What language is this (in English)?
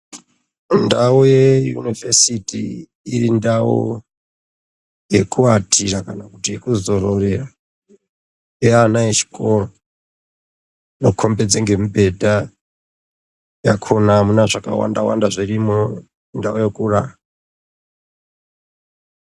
Ndau